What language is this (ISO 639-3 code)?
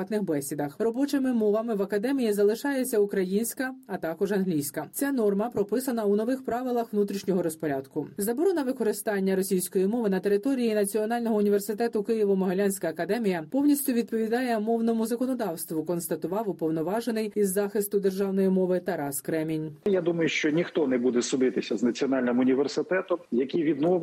ukr